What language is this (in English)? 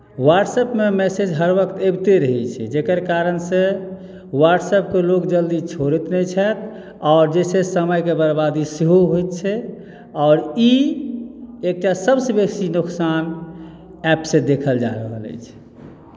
Maithili